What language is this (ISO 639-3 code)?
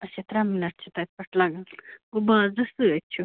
kas